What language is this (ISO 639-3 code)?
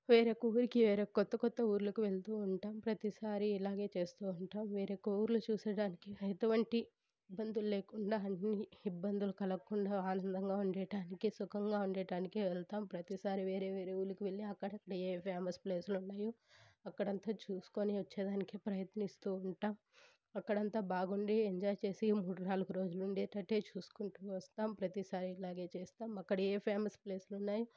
tel